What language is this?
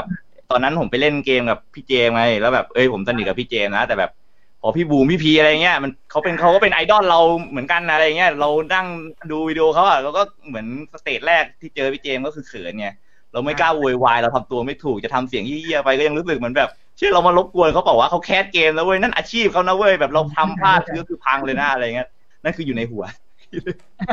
Thai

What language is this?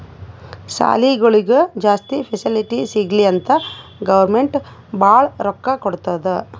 Kannada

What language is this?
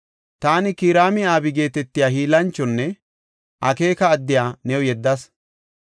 Gofa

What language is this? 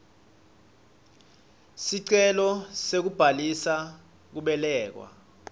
Swati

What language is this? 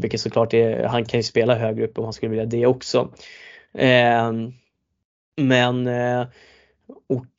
Swedish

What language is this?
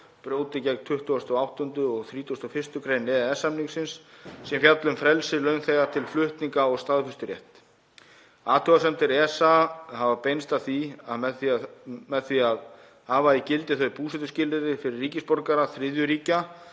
Icelandic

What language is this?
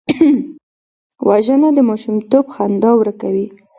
Pashto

